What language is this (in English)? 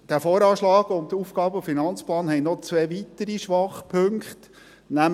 Swiss German